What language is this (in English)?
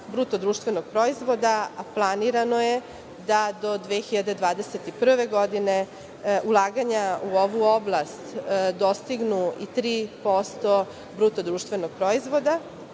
Serbian